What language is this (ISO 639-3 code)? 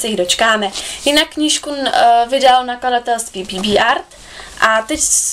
ces